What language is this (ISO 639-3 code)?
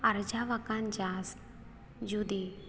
sat